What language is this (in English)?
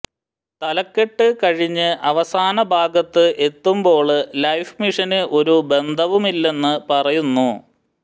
Malayalam